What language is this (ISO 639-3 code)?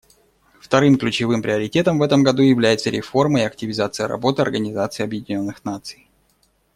rus